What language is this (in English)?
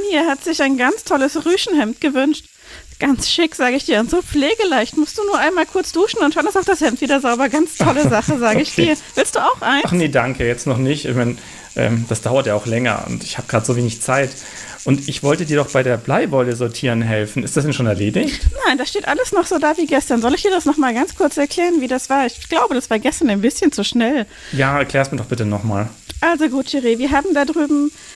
German